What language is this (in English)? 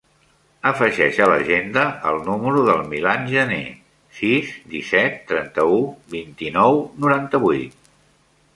Catalan